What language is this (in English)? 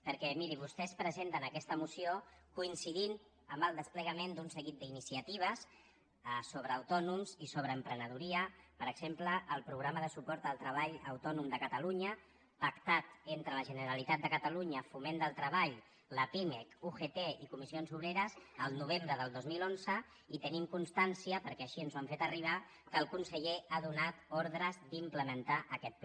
Catalan